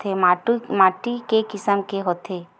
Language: Chhattisgarhi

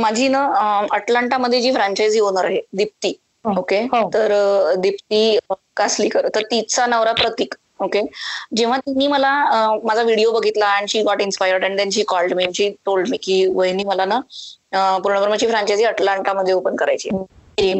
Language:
Marathi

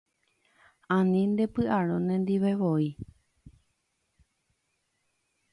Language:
Guarani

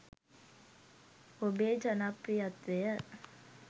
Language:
Sinhala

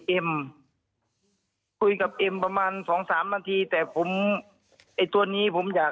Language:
Thai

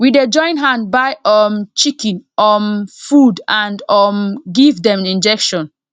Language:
Nigerian Pidgin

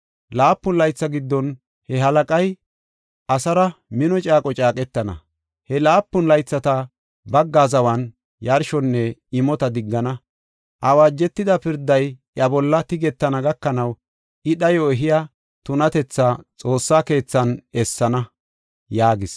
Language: Gofa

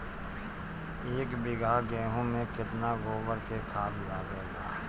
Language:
Bhojpuri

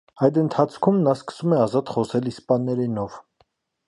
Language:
Armenian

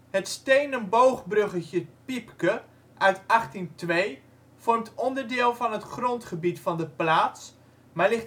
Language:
Dutch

